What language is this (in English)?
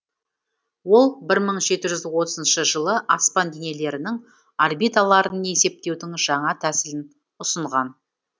Kazakh